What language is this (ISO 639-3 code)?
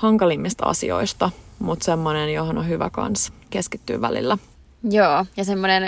fin